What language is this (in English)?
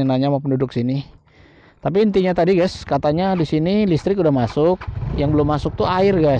Indonesian